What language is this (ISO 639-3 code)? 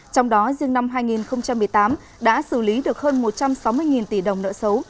vie